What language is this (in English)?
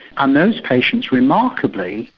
English